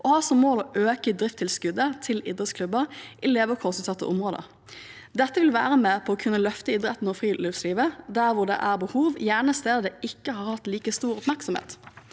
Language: Norwegian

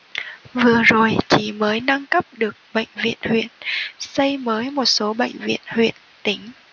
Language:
Vietnamese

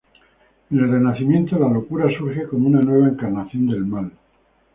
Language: Spanish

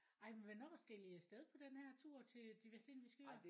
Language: Danish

